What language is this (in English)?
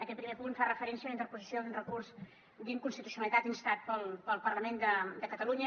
Catalan